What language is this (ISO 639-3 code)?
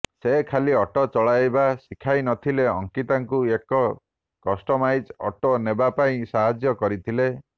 ori